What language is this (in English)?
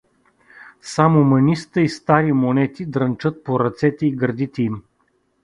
Bulgarian